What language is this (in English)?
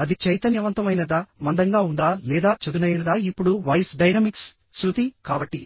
Telugu